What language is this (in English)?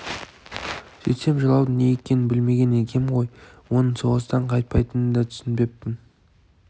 Kazakh